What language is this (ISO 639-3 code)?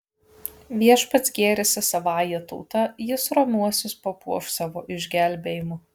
lit